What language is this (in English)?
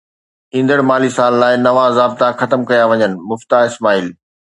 Sindhi